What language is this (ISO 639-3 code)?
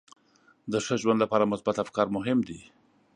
pus